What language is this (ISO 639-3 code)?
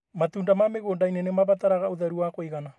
kik